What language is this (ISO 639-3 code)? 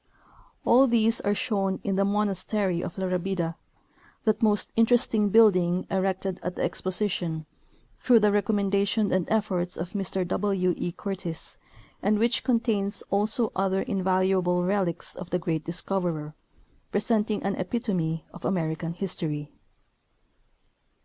eng